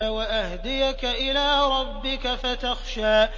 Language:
Arabic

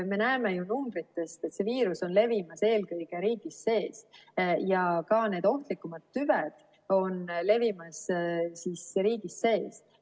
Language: Estonian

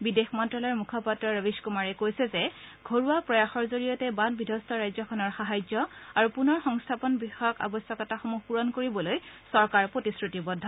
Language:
Assamese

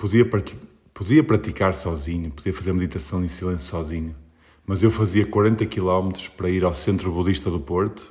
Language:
Portuguese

